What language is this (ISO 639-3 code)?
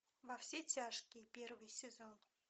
rus